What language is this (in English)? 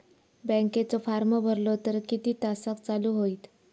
Marathi